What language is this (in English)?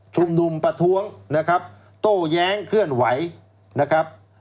Thai